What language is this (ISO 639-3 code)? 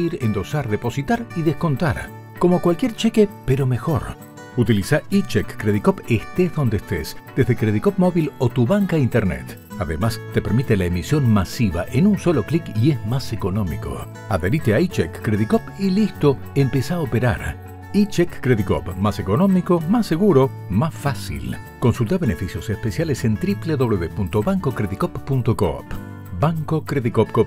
spa